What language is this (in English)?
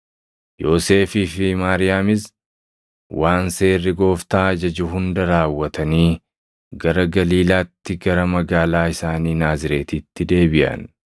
Oromo